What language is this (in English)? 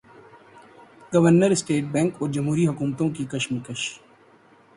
Urdu